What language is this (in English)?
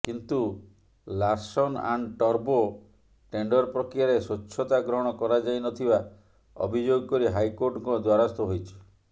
Odia